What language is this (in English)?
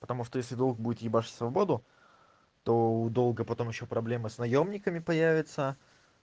Russian